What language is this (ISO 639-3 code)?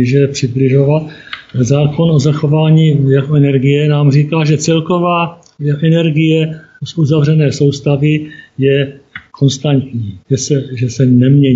ces